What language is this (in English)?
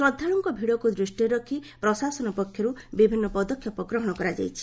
Odia